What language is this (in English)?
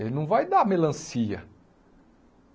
Portuguese